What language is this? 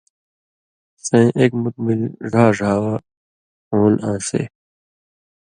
Indus Kohistani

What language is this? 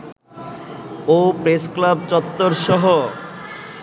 Bangla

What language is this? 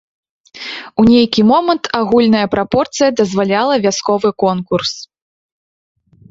Belarusian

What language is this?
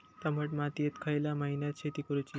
Marathi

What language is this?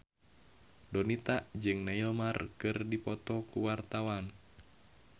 Sundanese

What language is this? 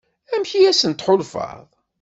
Kabyle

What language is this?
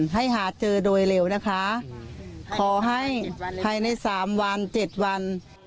Thai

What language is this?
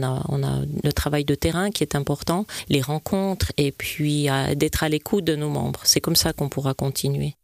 French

